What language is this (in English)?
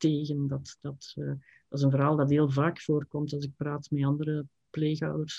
Dutch